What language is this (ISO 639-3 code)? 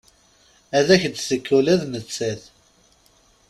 kab